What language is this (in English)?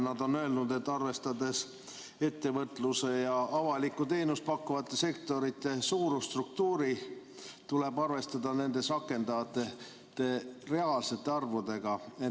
Estonian